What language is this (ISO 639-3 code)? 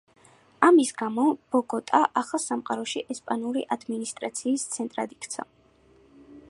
kat